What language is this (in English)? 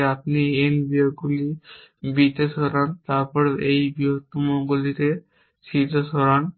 Bangla